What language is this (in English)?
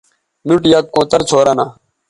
Bateri